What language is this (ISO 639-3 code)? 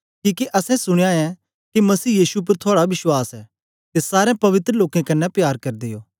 doi